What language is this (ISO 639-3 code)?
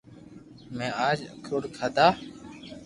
lrk